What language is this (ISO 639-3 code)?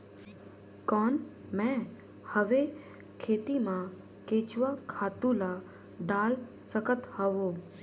hne